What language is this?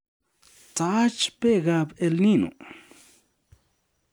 Kalenjin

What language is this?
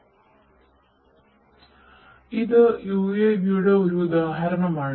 Malayalam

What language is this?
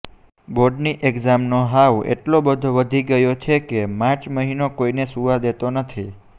Gujarati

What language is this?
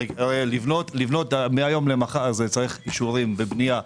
Hebrew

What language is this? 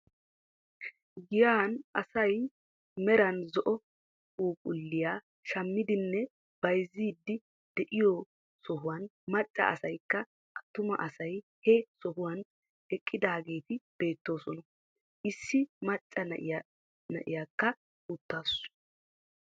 Wolaytta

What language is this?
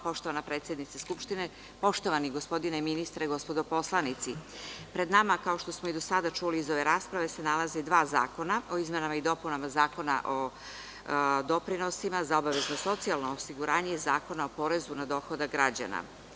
Serbian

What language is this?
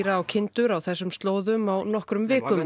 Icelandic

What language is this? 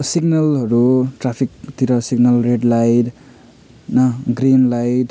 Nepali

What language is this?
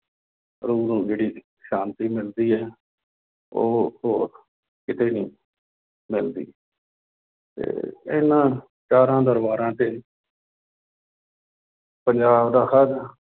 Punjabi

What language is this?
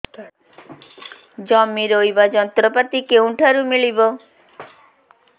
Odia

